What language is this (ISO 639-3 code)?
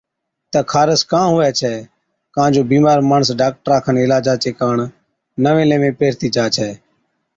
odk